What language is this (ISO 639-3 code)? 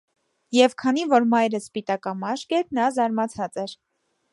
hye